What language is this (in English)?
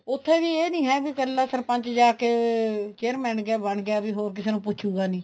Punjabi